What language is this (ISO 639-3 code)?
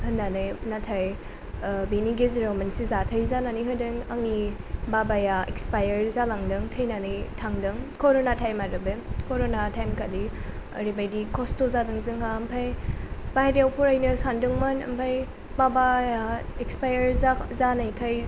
brx